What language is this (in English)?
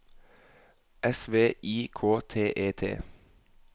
Norwegian